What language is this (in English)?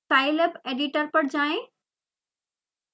Hindi